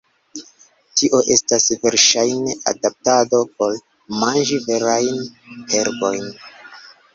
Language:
Esperanto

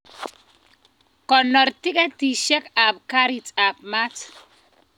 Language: Kalenjin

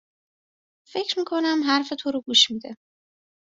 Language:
Persian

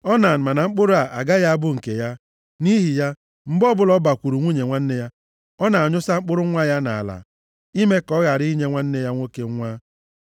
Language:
Igbo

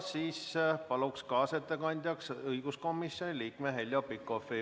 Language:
Estonian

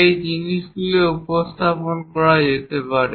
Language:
Bangla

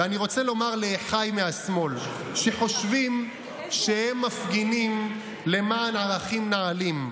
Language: Hebrew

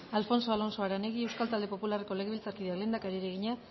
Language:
Basque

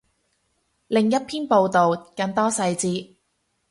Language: Cantonese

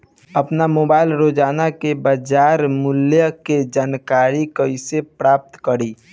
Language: Bhojpuri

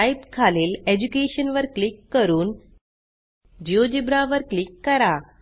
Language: Marathi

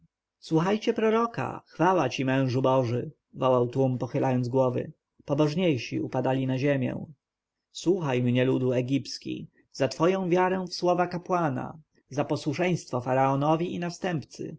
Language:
Polish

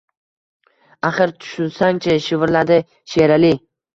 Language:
Uzbek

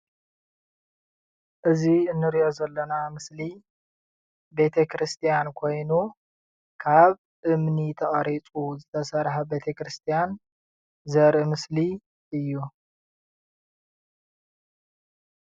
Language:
Tigrinya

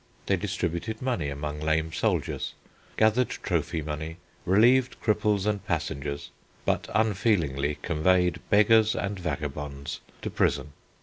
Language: English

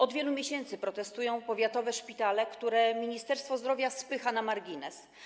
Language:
Polish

